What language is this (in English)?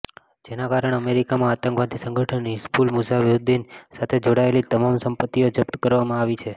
Gujarati